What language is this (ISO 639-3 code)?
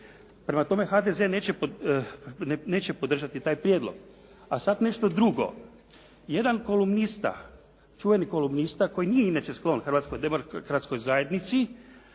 hrv